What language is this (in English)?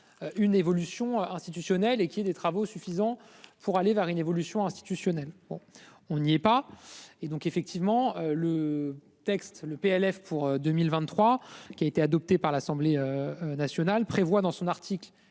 French